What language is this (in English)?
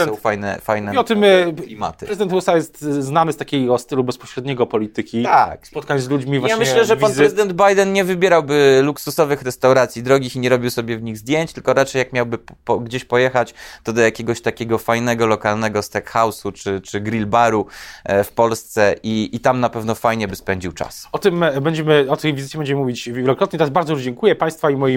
Polish